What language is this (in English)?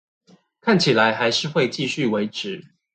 Chinese